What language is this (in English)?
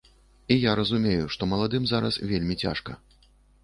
Belarusian